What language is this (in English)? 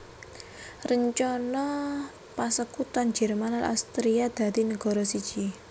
Javanese